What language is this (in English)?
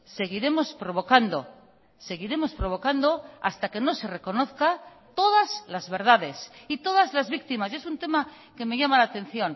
Spanish